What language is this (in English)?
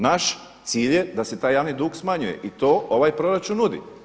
Croatian